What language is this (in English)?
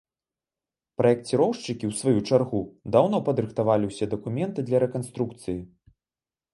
Belarusian